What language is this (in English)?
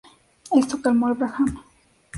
Spanish